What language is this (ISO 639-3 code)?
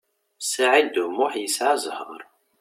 kab